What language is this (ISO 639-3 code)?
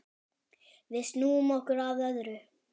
isl